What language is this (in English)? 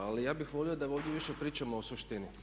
Croatian